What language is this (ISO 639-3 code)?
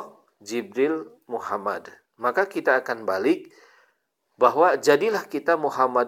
ind